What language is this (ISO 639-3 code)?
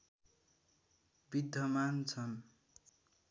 nep